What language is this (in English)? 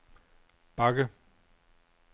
Danish